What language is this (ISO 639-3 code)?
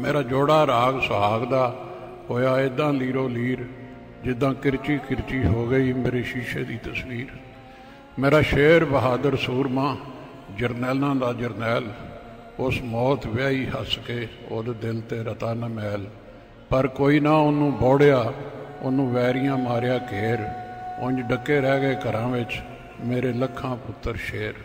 pan